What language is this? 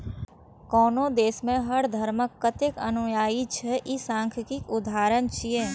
Maithili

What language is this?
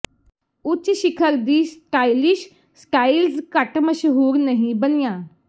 Punjabi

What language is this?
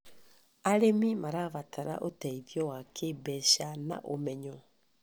Kikuyu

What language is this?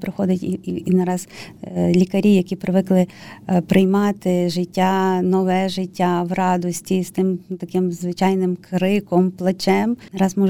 Ukrainian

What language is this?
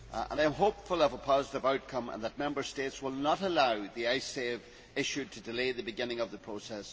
English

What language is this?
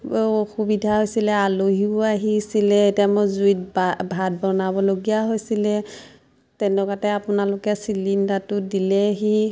Assamese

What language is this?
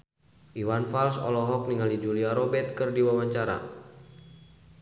Sundanese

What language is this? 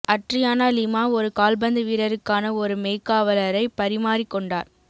Tamil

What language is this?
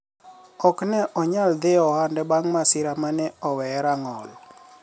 Luo (Kenya and Tanzania)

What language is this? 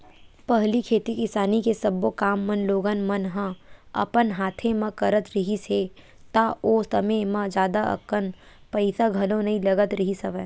Chhattisgarhi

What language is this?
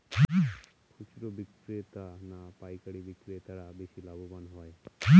Bangla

